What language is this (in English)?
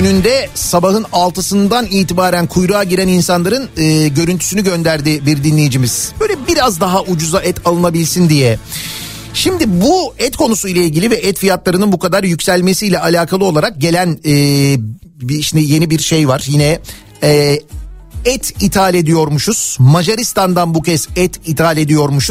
Turkish